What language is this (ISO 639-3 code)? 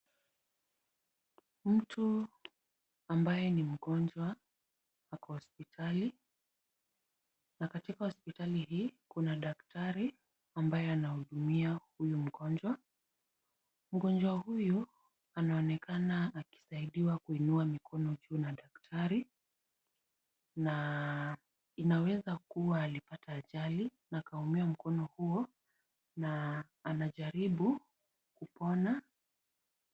swa